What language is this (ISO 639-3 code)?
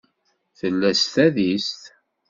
kab